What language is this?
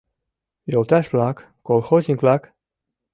Mari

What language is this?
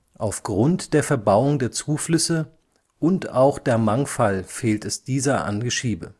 German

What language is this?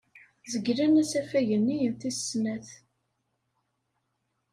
Kabyle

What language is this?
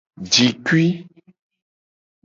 Gen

